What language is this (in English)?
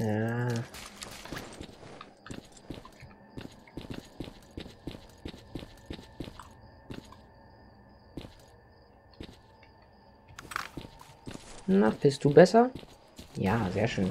German